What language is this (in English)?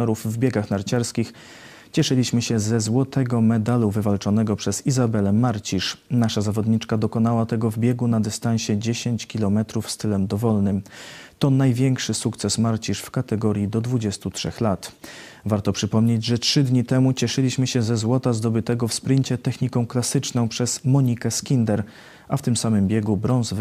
Polish